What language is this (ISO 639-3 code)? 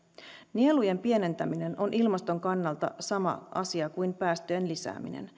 fin